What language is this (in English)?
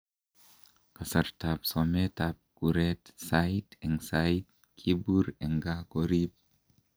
Kalenjin